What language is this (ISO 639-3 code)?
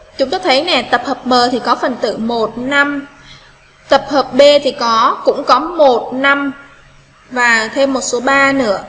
vie